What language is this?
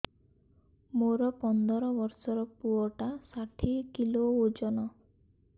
Odia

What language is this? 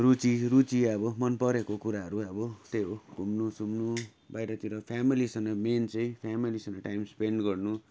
Nepali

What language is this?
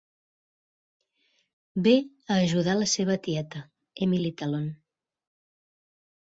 Catalan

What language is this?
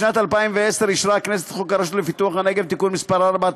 Hebrew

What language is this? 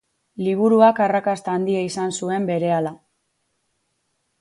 Basque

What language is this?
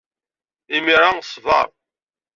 Kabyle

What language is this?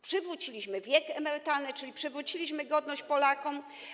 Polish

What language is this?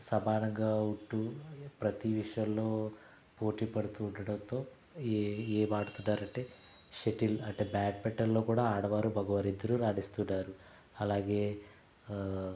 Telugu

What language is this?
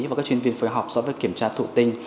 Vietnamese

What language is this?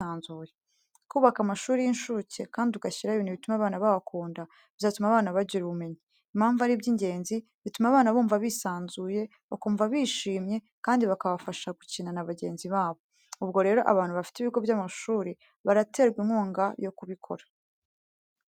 Kinyarwanda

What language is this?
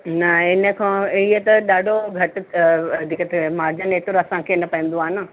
Sindhi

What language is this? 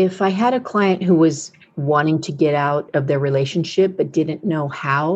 English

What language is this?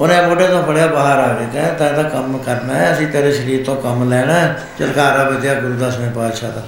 Punjabi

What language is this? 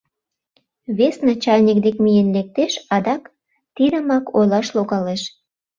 Mari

